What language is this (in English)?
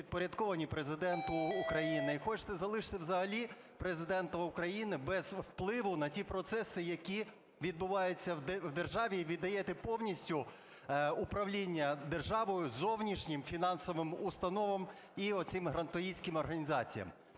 Ukrainian